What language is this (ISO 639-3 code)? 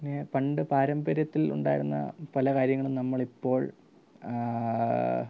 mal